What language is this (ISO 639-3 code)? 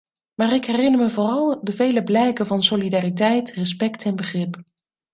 nld